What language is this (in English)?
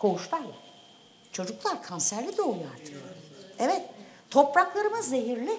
Turkish